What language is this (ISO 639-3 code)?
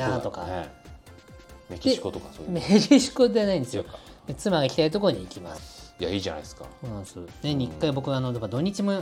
jpn